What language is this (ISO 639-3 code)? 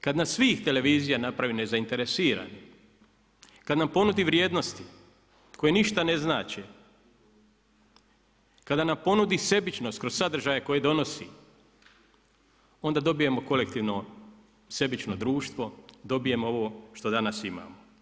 hrv